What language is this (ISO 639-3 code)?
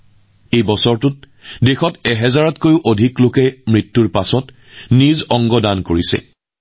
asm